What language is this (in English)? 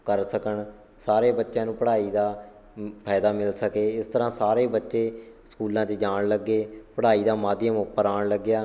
Punjabi